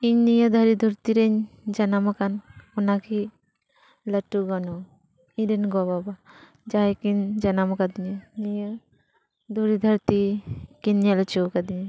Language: Santali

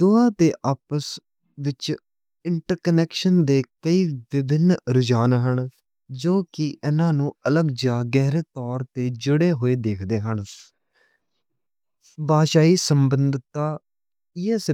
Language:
Western Panjabi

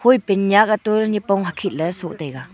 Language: Wancho Naga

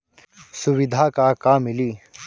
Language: Bhojpuri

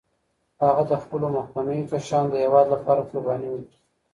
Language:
Pashto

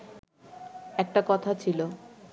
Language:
Bangla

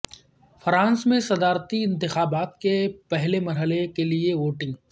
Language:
Urdu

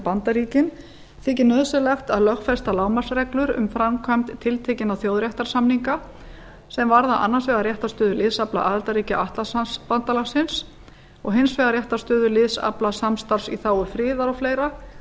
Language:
Icelandic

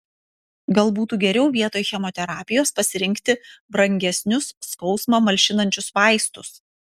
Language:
Lithuanian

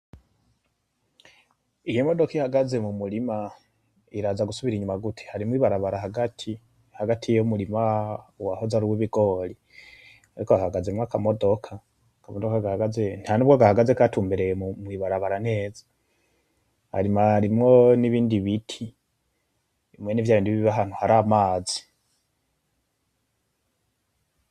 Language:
Rundi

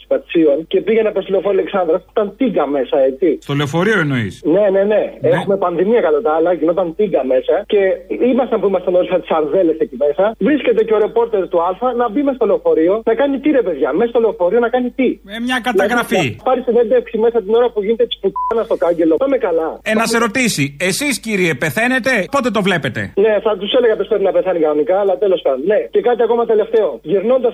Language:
Greek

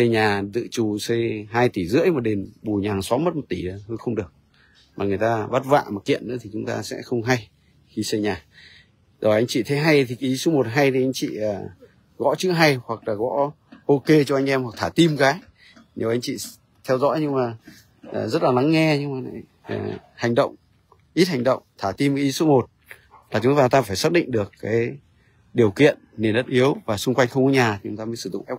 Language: Vietnamese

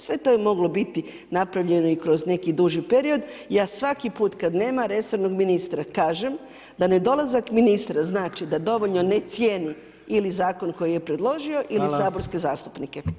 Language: Croatian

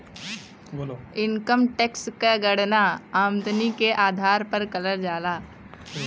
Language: Bhojpuri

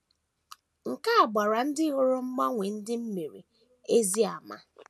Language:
Igbo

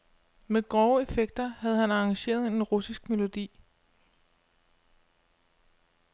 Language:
Danish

